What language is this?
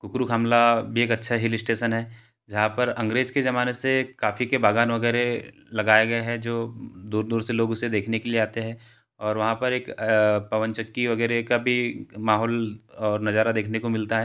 Hindi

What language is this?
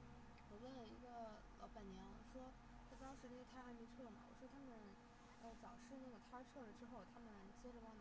Chinese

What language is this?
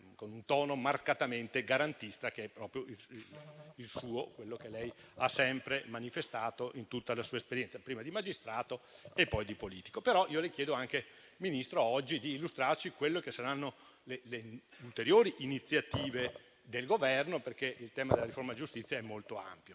Italian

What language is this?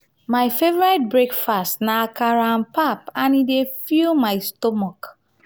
Nigerian Pidgin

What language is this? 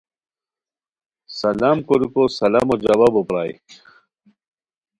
Khowar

